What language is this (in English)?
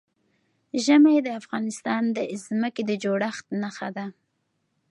Pashto